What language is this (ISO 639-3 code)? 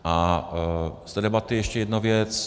ces